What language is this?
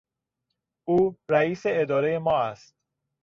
Persian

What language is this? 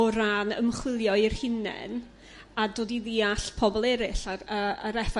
Welsh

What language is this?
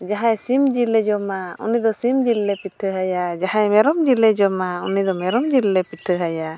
Santali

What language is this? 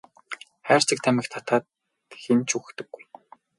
Mongolian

